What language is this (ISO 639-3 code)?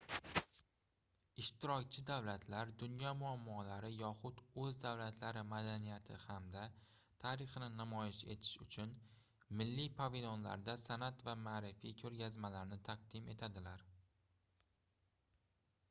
uzb